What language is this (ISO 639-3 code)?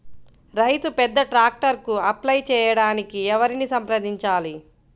tel